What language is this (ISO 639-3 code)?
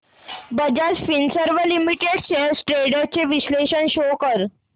mar